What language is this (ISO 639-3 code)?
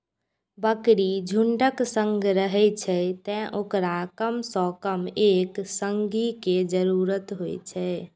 mai